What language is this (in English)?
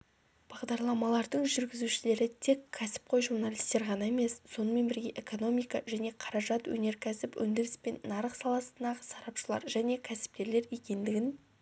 Kazakh